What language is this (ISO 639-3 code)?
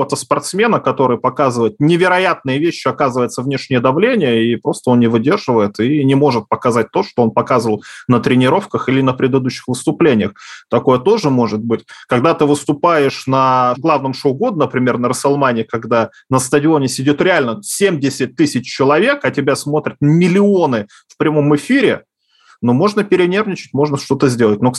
rus